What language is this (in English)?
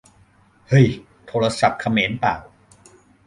Thai